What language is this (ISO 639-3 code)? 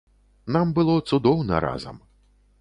bel